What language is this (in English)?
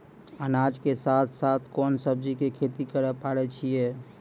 Maithili